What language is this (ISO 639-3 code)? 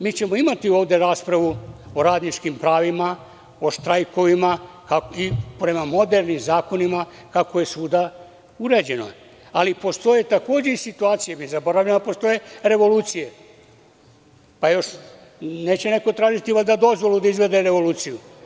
srp